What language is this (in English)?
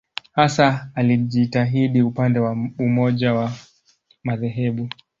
Swahili